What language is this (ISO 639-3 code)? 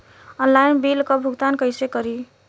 bho